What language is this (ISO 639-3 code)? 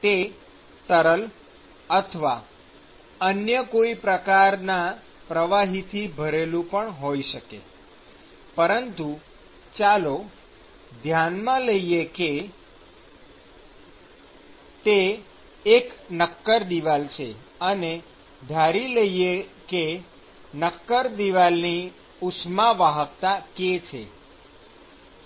guj